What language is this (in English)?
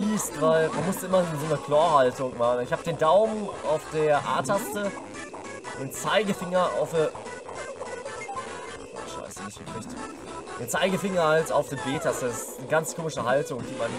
German